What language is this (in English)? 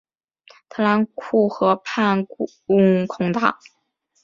Chinese